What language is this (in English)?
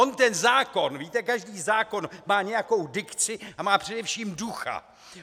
Czech